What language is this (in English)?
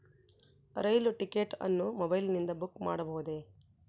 Kannada